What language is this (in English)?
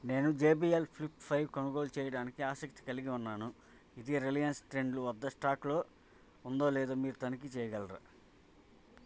Telugu